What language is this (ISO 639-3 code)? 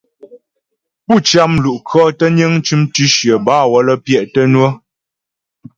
bbj